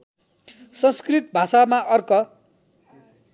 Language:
Nepali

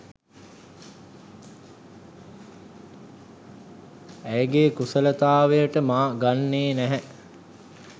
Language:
Sinhala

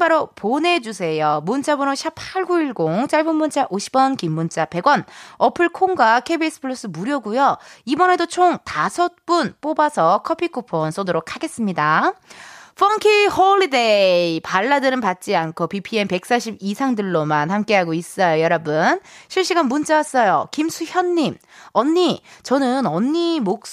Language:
Korean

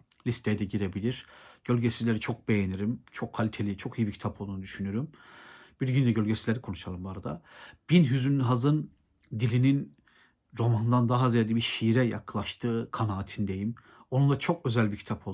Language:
Turkish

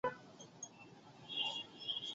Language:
Bangla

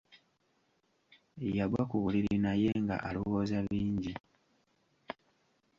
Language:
Ganda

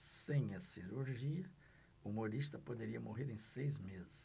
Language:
Portuguese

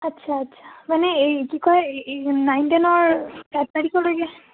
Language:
Assamese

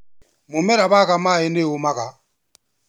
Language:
Kikuyu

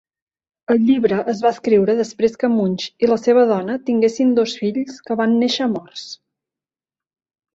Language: Catalan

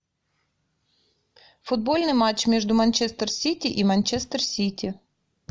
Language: Russian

